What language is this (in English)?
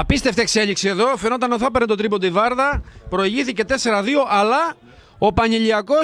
Greek